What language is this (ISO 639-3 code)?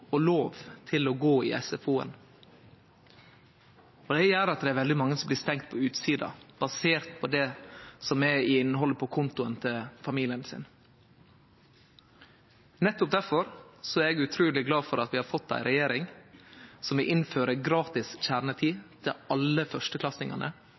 nno